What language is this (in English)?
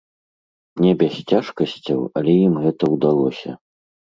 Belarusian